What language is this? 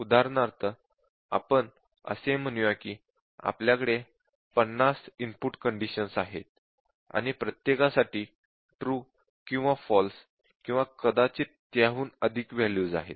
Marathi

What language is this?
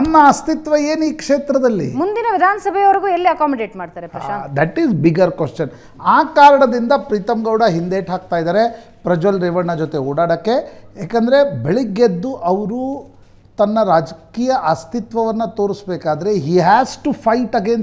Kannada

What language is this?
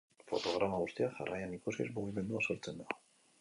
Basque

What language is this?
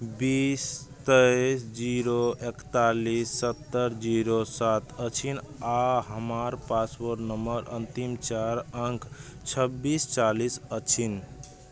Maithili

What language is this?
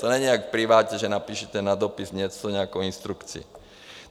Czech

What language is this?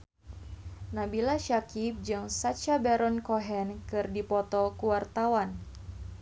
Sundanese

